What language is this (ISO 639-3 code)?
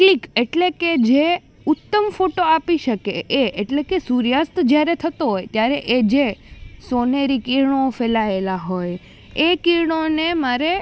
guj